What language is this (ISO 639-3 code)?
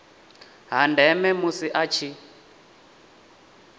ven